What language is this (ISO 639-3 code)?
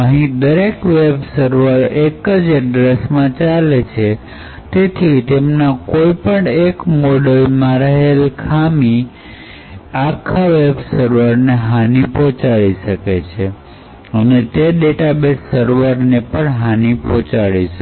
guj